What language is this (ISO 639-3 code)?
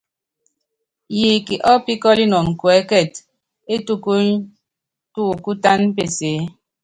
yav